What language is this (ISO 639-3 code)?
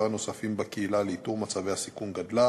heb